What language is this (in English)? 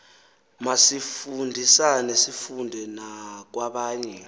Xhosa